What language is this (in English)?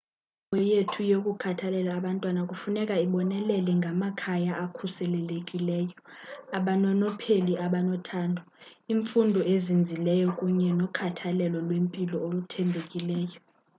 Xhosa